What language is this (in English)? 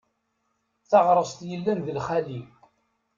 Kabyle